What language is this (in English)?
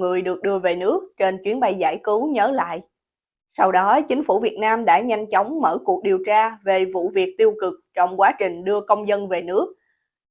Vietnamese